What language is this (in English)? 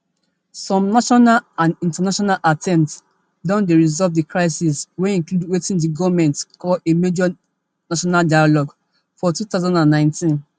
Nigerian Pidgin